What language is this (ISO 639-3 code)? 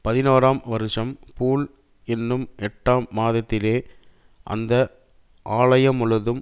tam